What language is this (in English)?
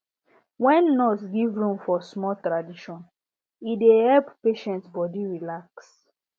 Nigerian Pidgin